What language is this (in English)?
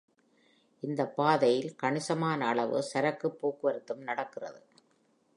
Tamil